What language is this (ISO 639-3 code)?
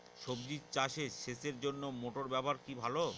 ben